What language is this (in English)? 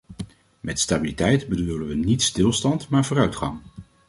Dutch